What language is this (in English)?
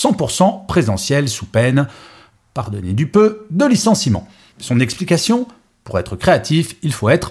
French